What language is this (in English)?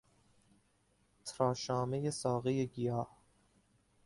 Persian